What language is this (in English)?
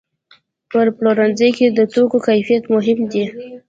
Pashto